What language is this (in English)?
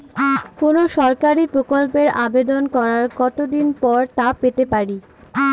Bangla